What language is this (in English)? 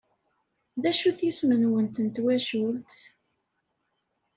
Kabyle